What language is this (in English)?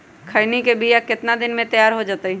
Magahi